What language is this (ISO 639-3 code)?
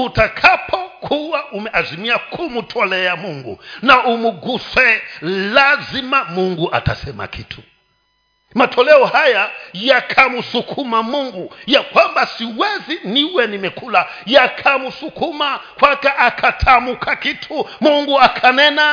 swa